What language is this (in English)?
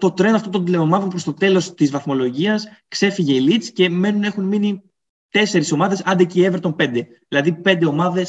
Greek